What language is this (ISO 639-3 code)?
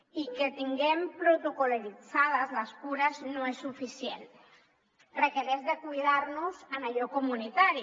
cat